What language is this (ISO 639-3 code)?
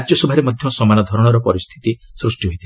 ori